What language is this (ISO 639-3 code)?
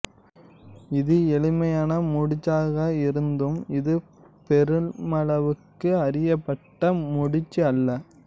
tam